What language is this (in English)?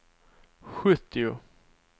Swedish